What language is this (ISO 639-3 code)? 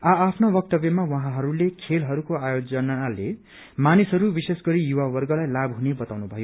nep